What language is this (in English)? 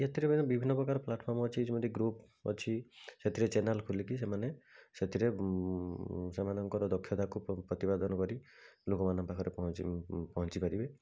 Odia